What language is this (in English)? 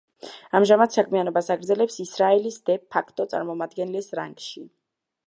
Georgian